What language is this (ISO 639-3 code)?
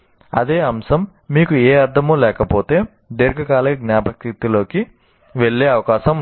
tel